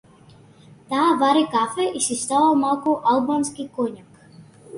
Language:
Macedonian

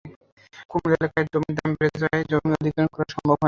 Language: Bangla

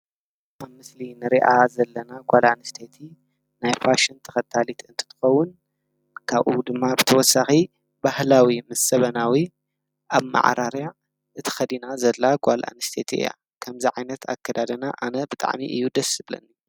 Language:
Tigrinya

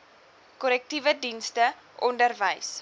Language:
Afrikaans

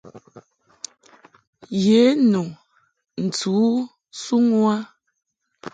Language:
Mungaka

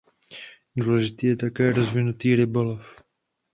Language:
Czech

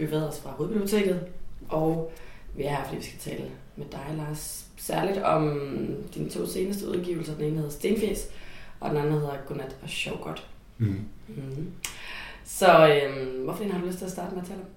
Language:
Danish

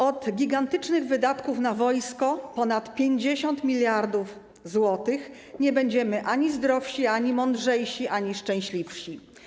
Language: Polish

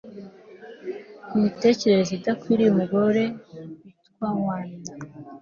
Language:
Kinyarwanda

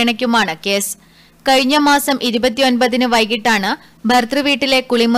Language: English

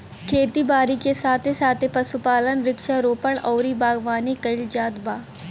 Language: Bhojpuri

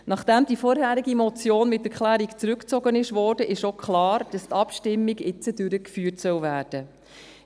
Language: Swiss German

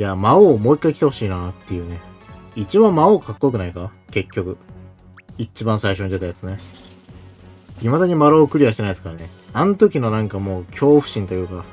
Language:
Japanese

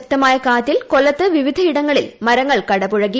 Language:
Malayalam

